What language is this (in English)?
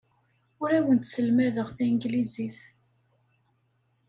Kabyle